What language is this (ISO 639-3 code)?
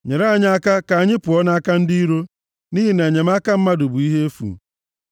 ibo